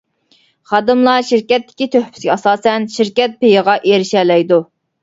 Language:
Uyghur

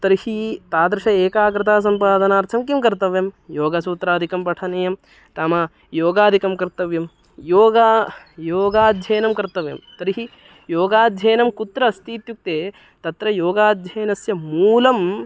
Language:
Sanskrit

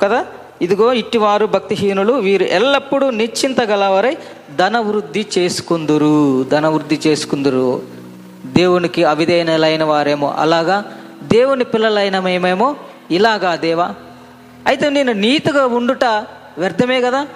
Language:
Telugu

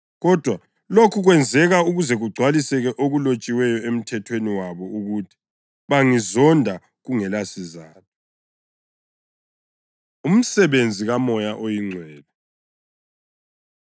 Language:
North Ndebele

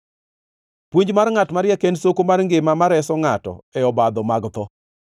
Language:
Luo (Kenya and Tanzania)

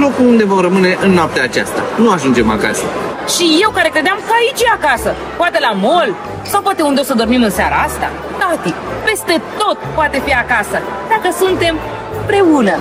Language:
Romanian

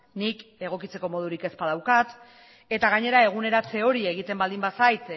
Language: Basque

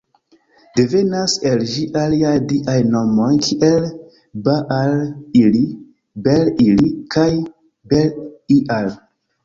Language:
Esperanto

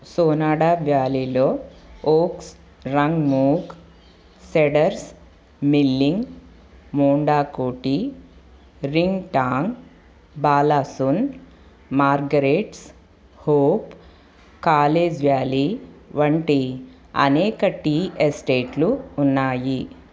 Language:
Telugu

